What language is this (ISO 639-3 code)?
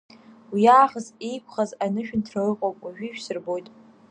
abk